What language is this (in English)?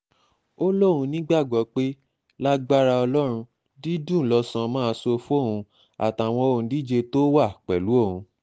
Yoruba